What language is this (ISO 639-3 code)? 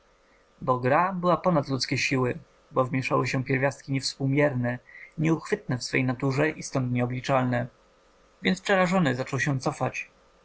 pol